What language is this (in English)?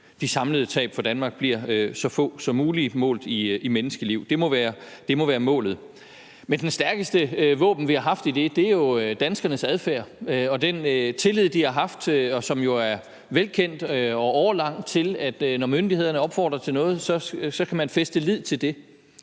Danish